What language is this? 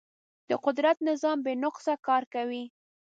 Pashto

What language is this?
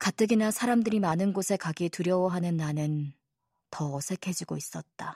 Korean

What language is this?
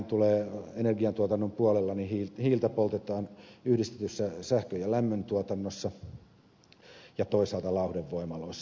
Finnish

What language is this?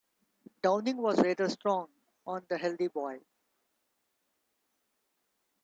English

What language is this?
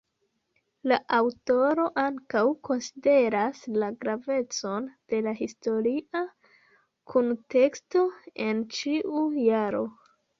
Esperanto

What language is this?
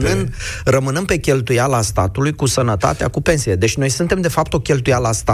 Romanian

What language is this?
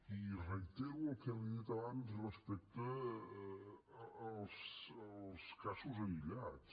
Catalan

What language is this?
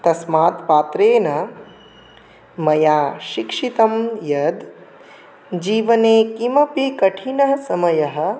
Sanskrit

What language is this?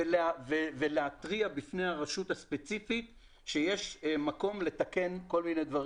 Hebrew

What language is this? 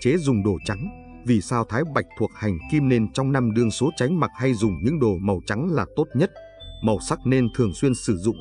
Vietnamese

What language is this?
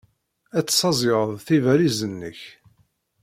Kabyle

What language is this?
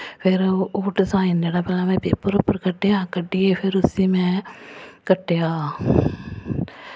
Dogri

